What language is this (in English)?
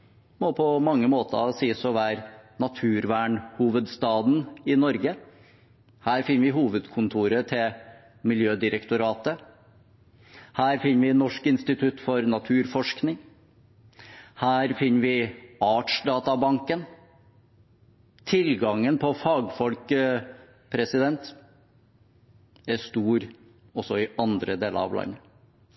Norwegian Bokmål